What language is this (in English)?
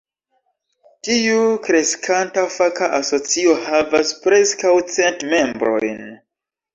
Esperanto